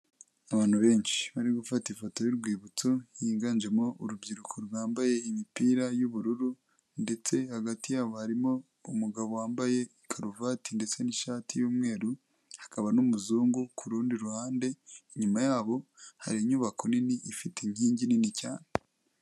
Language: Kinyarwanda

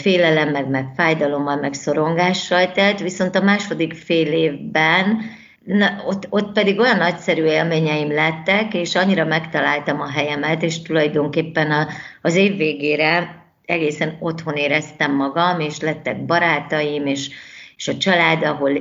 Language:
Hungarian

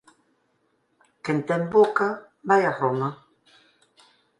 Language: Galician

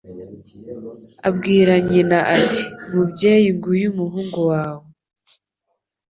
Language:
Kinyarwanda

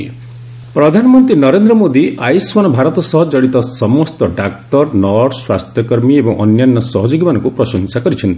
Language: Odia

